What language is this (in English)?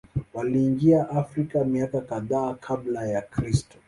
Swahili